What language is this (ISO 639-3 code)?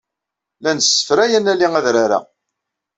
kab